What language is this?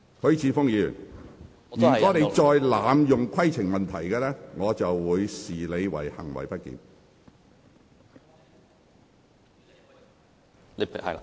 Cantonese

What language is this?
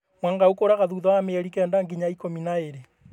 Kikuyu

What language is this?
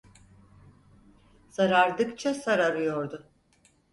Turkish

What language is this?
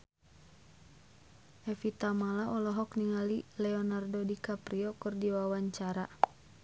Sundanese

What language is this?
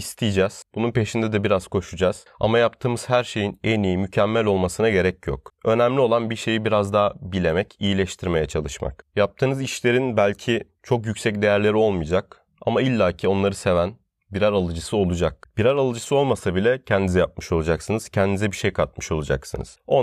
Turkish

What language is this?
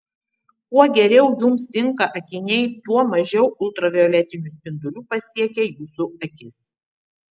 Lithuanian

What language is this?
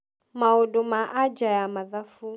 Kikuyu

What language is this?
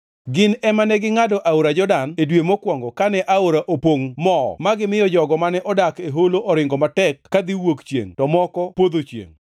Luo (Kenya and Tanzania)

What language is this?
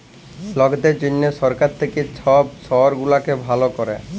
Bangla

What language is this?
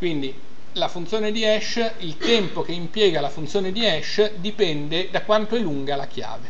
Italian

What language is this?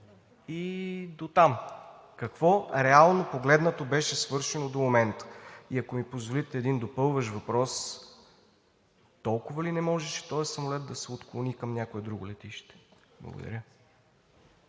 Bulgarian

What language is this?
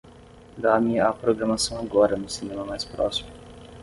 Portuguese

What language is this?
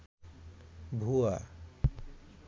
Bangla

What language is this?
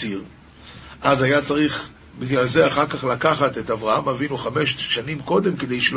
Hebrew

